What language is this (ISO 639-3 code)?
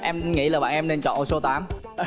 vie